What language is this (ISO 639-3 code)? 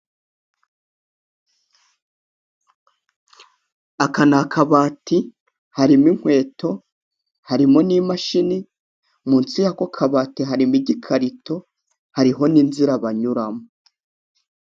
kin